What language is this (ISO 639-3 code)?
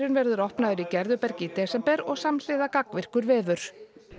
isl